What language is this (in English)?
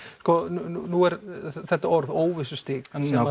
Icelandic